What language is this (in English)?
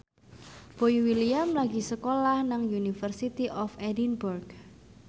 Javanese